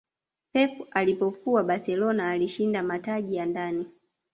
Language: Swahili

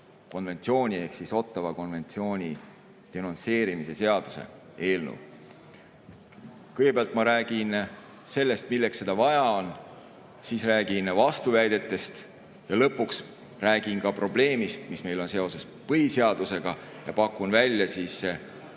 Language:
Estonian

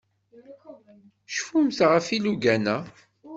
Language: Kabyle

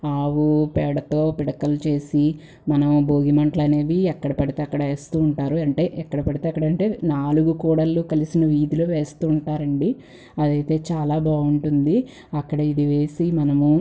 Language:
Telugu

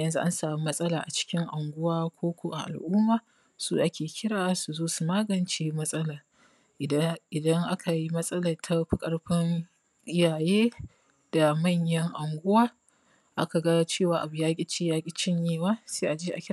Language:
Hausa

